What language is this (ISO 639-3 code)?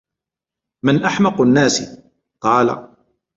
ara